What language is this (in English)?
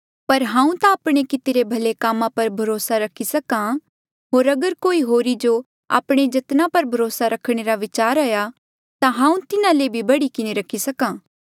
Mandeali